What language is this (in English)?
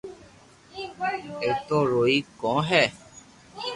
Loarki